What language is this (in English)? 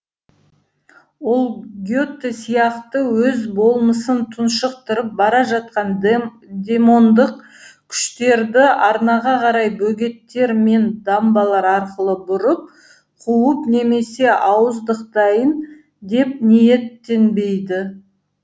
Kazakh